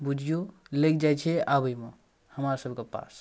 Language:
Maithili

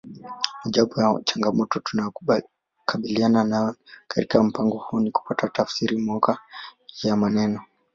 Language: Swahili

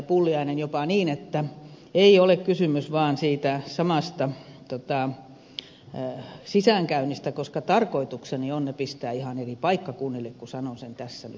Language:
Finnish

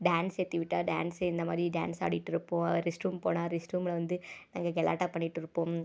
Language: Tamil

